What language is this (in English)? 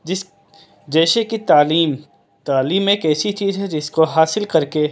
Urdu